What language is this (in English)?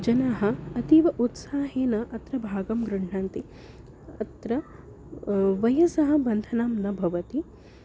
Sanskrit